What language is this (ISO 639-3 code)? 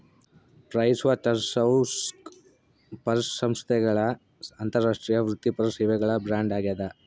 kan